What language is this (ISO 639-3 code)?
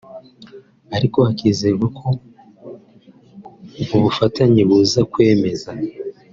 kin